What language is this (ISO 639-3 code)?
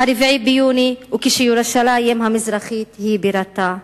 heb